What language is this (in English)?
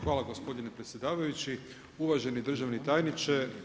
Croatian